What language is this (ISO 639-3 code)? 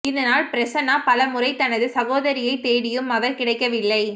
tam